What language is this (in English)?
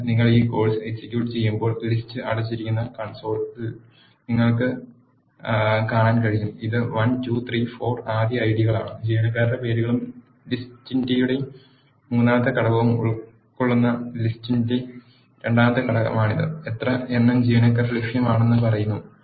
Malayalam